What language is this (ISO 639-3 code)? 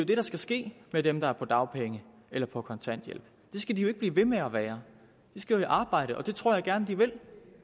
dan